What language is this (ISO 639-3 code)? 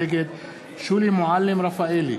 heb